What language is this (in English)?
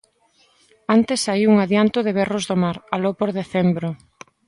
Galician